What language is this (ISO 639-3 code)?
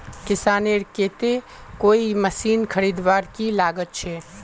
mag